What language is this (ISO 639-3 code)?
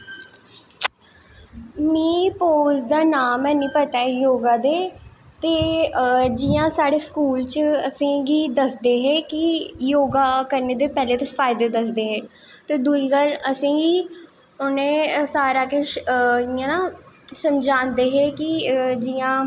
doi